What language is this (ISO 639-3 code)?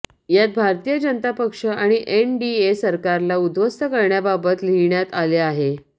mar